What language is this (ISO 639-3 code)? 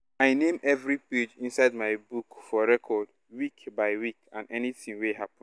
pcm